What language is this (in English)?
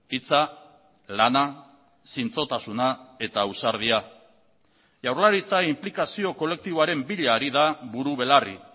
Basque